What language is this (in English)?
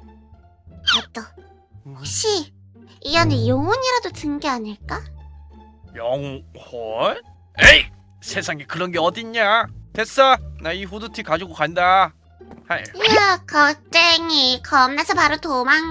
Korean